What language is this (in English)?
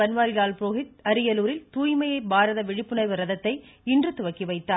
Tamil